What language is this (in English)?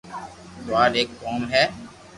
Loarki